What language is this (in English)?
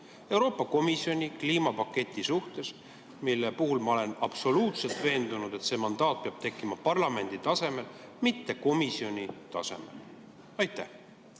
Estonian